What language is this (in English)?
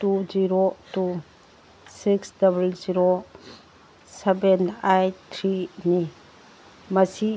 Manipuri